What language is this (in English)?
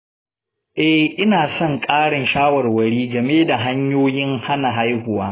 Hausa